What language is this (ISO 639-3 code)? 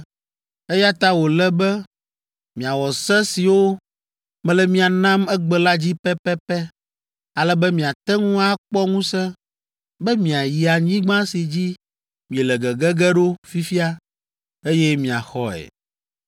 ewe